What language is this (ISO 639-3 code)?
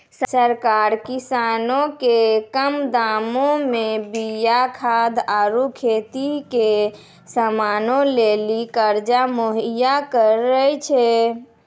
mai